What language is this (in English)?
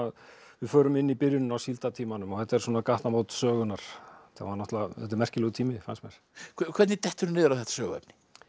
Icelandic